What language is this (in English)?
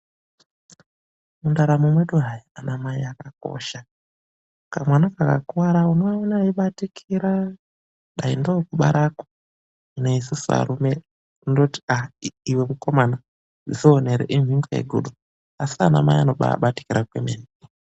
Ndau